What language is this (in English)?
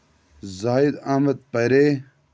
Kashmiri